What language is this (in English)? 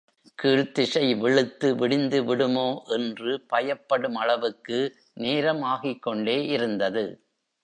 Tamil